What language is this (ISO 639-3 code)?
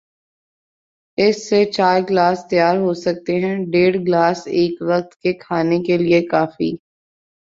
urd